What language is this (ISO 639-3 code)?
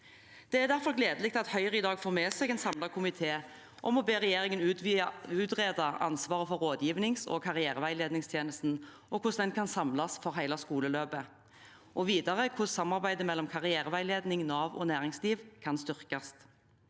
nor